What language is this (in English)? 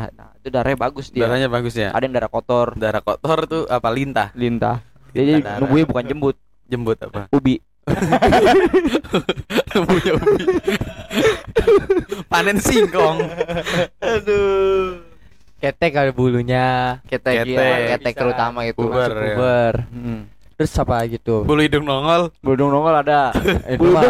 Indonesian